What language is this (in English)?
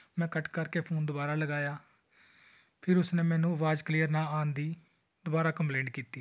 Punjabi